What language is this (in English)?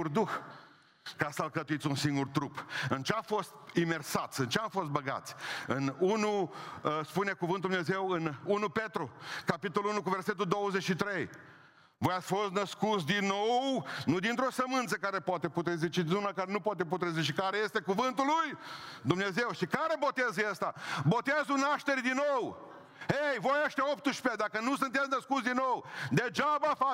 Romanian